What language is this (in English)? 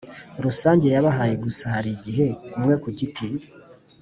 Kinyarwanda